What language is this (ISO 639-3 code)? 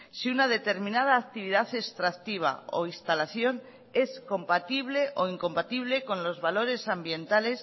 spa